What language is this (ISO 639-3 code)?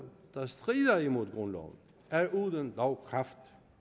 dan